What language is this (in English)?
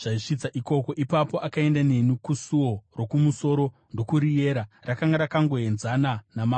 Shona